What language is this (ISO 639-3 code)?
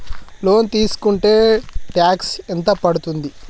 tel